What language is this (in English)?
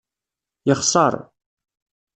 Kabyle